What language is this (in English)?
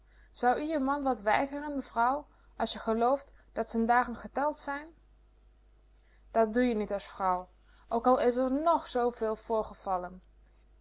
Dutch